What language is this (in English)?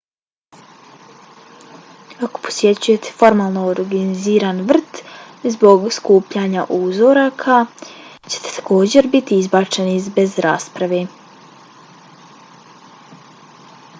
Bosnian